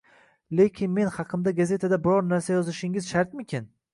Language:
Uzbek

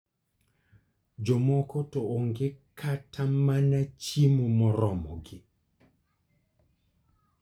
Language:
Luo (Kenya and Tanzania)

